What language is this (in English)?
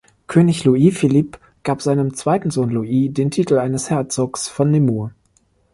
German